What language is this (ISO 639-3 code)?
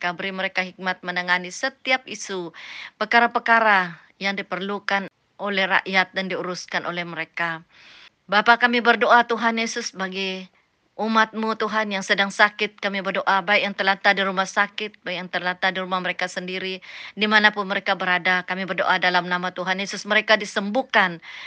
msa